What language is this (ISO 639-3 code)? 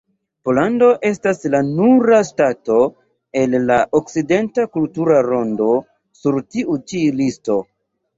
epo